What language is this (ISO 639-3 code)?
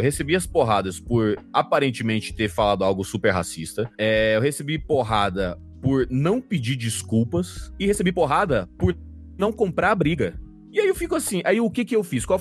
por